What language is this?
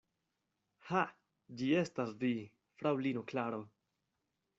Esperanto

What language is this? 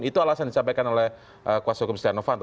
Indonesian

